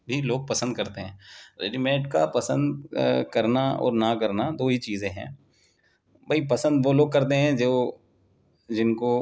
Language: Urdu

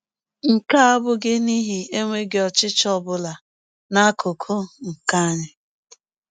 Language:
Igbo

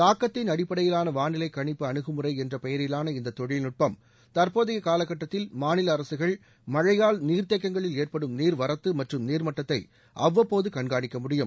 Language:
Tamil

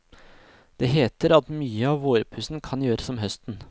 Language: Norwegian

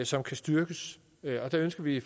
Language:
Danish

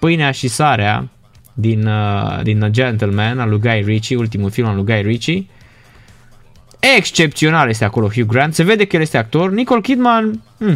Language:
Romanian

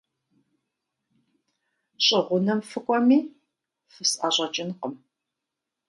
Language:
Kabardian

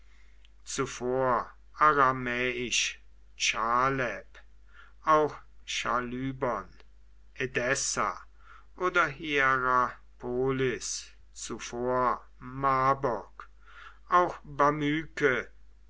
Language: German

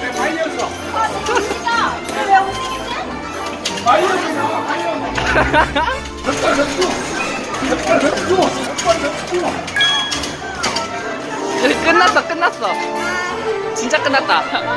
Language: Korean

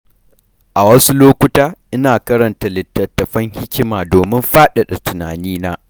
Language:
Hausa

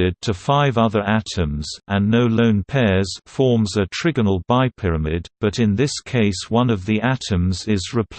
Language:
English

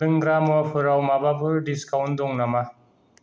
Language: Bodo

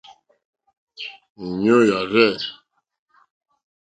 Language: Mokpwe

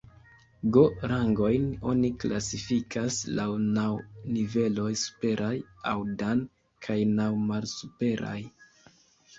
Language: Esperanto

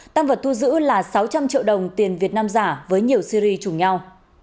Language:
Vietnamese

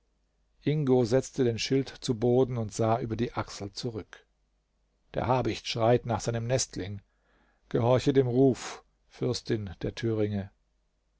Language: German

